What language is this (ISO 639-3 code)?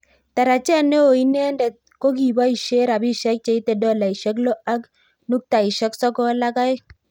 kln